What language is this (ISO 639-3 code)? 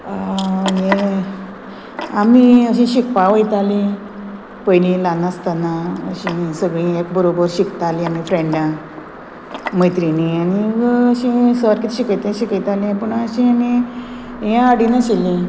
kok